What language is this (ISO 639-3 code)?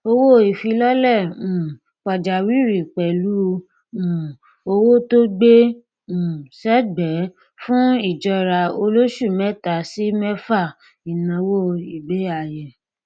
yor